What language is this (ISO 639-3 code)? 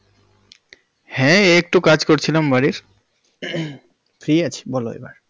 ben